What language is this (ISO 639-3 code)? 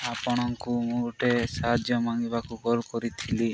ori